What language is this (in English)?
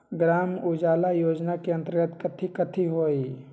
Magahi